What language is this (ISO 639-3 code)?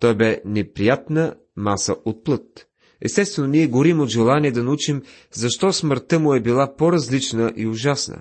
bul